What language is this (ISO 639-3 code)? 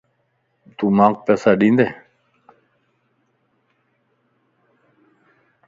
lss